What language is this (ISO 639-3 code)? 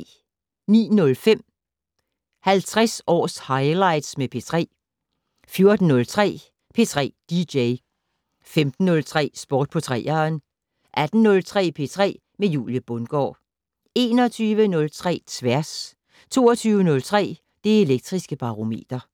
dan